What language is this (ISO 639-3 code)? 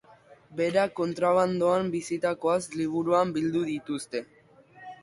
eus